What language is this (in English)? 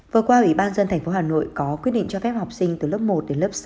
Vietnamese